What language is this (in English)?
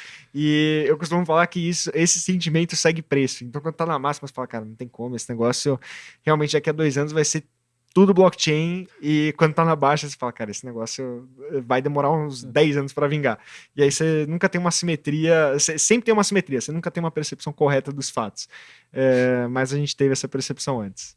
Portuguese